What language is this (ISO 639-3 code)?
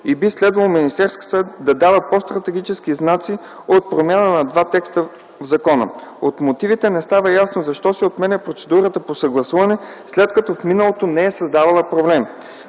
bul